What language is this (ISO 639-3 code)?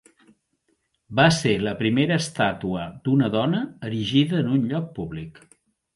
cat